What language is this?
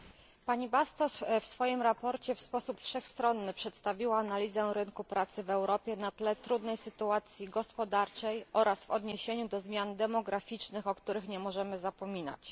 Polish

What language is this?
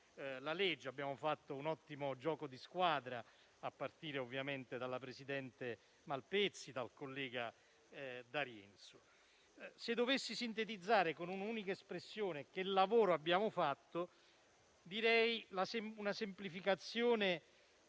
Italian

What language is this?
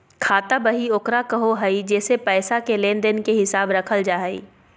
Magahi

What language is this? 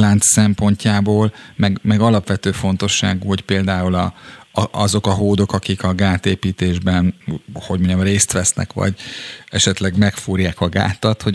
Hungarian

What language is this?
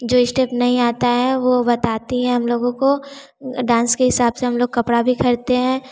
Hindi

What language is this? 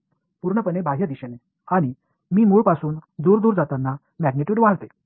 Marathi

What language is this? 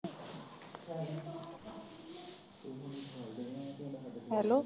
Punjabi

